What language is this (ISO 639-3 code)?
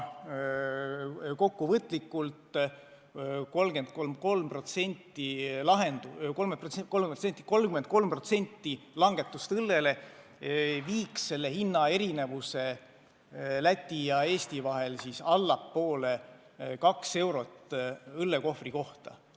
est